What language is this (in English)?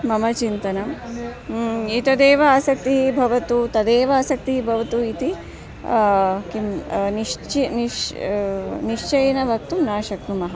Sanskrit